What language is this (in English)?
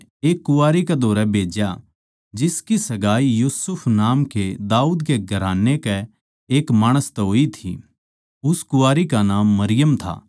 Haryanvi